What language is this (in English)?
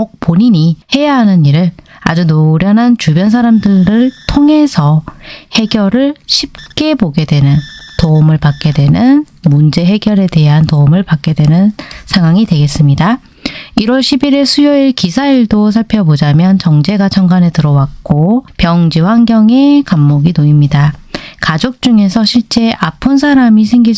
Korean